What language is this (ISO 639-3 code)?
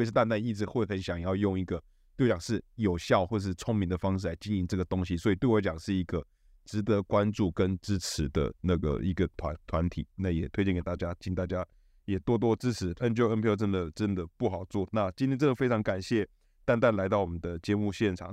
zho